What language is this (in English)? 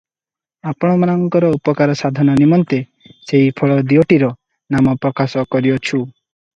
Odia